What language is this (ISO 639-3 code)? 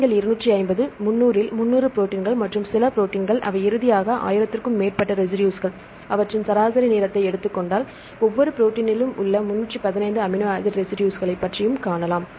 tam